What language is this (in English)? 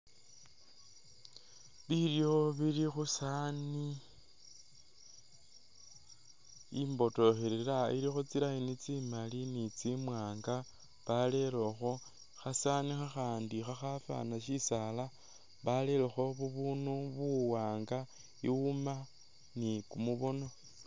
Masaaba